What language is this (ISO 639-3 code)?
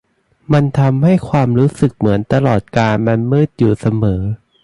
tha